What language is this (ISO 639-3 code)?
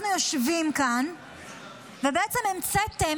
heb